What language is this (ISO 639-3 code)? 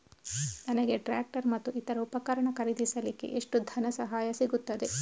kan